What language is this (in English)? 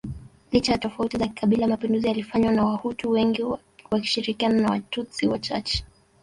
Swahili